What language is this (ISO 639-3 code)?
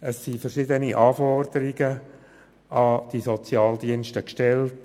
gsw